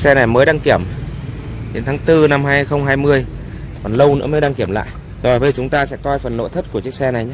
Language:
Vietnamese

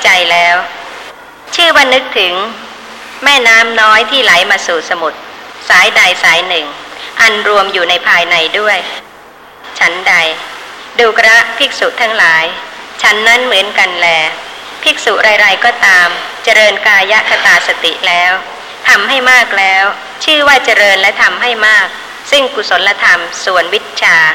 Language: Thai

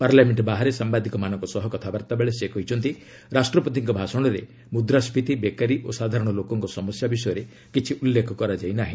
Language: Odia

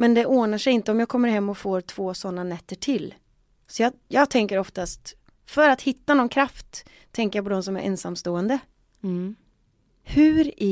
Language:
Swedish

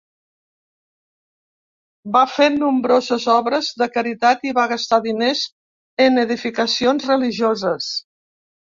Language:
Catalan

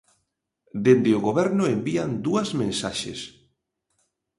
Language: Galician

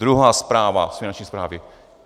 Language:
Czech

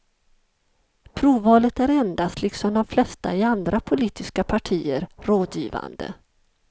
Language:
Swedish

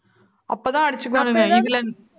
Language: Tamil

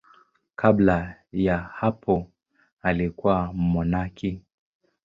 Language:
Swahili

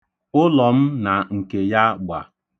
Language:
Igbo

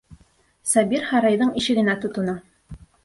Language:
Bashkir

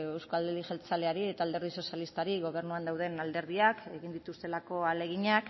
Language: Basque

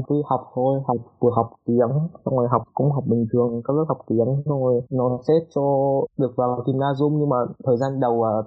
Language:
Vietnamese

